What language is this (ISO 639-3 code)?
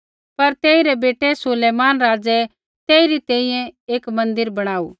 kfx